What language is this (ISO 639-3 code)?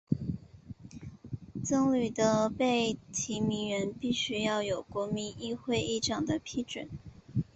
zho